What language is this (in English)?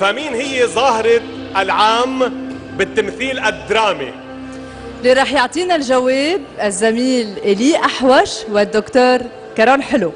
Arabic